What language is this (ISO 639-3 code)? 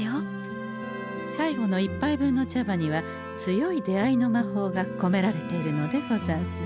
jpn